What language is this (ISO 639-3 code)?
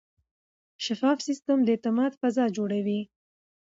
pus